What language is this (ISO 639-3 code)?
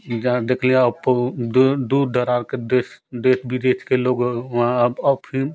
hin